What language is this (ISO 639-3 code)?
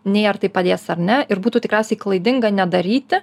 lit